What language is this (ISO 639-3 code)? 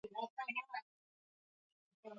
swa